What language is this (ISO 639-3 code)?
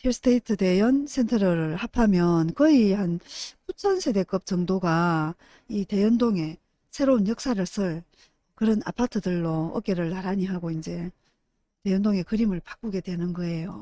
kor